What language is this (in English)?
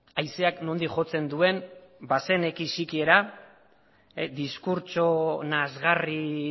Basque